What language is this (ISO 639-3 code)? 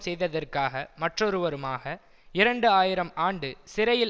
tam